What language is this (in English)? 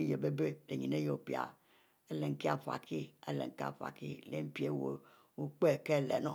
Mbe